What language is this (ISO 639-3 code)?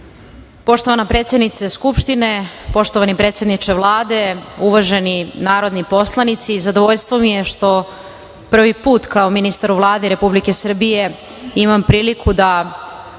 srp